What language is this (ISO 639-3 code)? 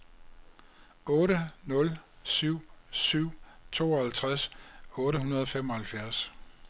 dan